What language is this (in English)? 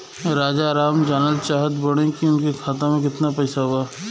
Bhojpuri